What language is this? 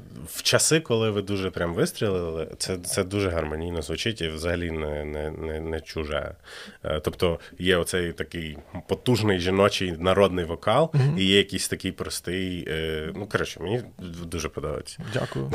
Ukrainian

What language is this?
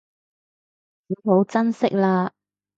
Cantonese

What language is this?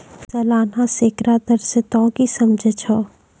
Maithili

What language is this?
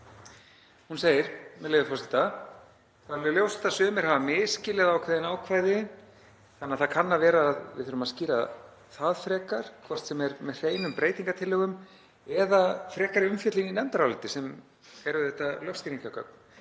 Icelandic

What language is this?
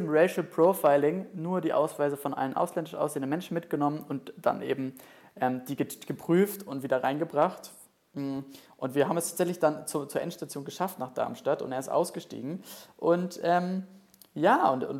German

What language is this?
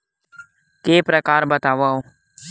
Chhattisgarhi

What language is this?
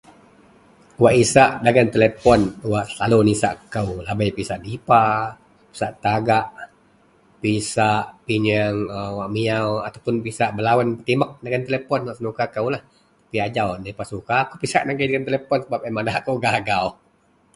Central Melanau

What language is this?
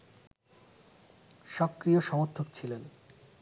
Bangla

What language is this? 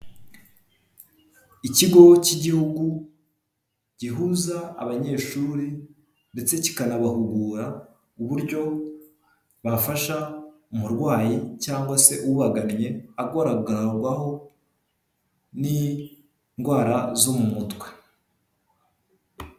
Kinyarwanda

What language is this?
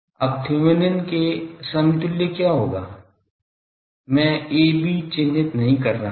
Hindi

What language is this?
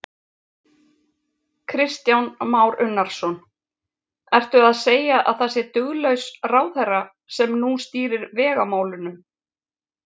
Icelandic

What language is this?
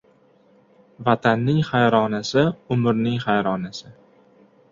Uzbek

